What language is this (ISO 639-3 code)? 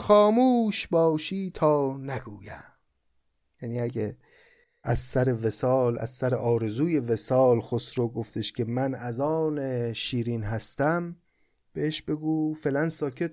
fas